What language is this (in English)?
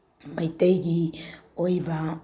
Manipuri